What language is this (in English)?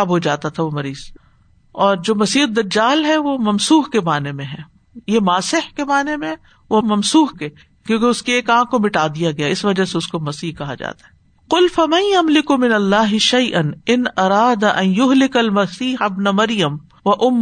Urdu